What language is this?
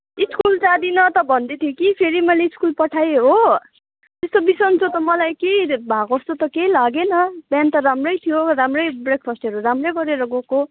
Nepali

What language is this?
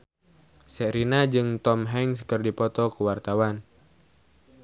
Sundanese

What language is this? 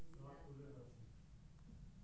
Maithili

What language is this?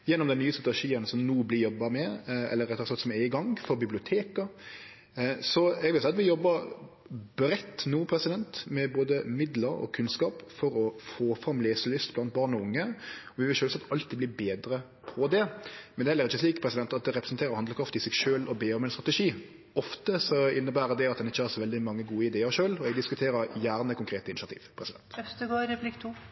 Norwegian Nynorsk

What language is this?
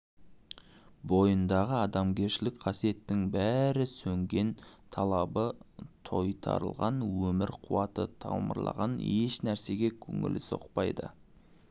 Kazakh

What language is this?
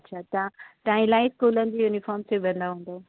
Sindhi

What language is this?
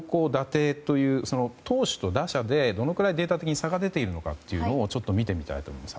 Japanese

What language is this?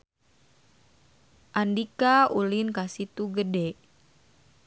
Sundanese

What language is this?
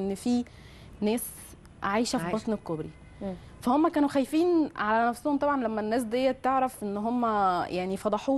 Arabic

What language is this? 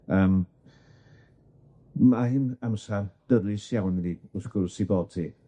Welsh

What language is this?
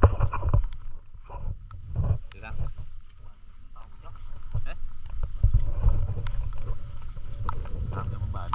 Vietnamese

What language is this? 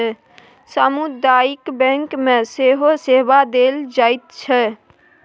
Maithili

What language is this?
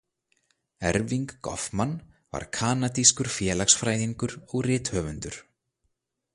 Icelandic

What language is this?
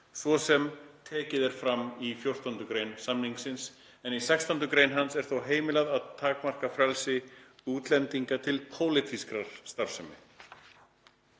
Icelandic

